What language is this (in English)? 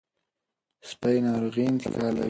Pashto